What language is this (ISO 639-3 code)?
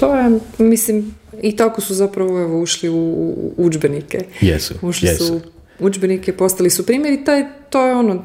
hrv